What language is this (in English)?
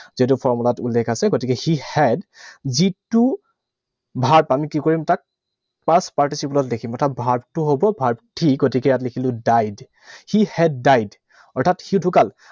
Assamese